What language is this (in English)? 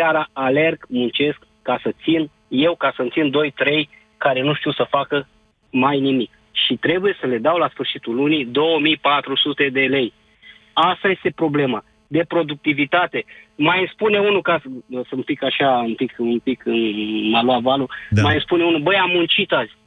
Romanian